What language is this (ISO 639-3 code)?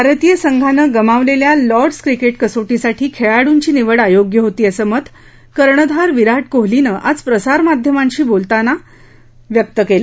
mar